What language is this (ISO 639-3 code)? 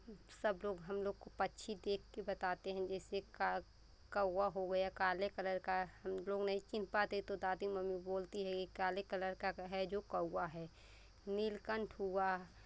hin